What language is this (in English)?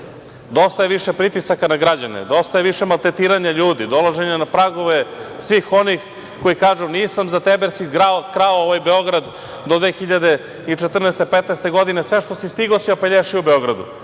Serbian